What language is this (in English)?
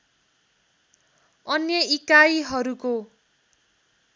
Nepali